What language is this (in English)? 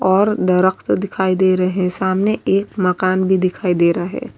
Urdu